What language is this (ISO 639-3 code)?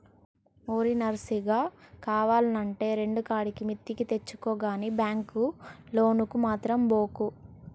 tel